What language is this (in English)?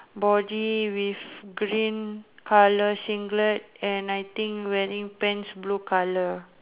English